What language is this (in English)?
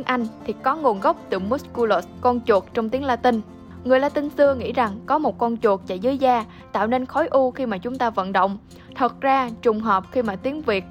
Vietnamese